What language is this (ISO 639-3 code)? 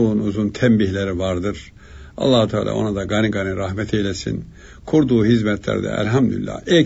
tur